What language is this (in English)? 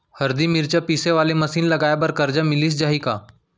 Chhattisgarhi